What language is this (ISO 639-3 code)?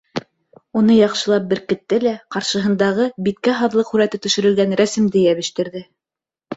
bak